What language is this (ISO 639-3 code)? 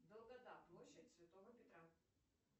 rus